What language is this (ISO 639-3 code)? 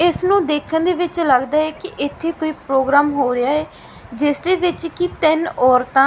pan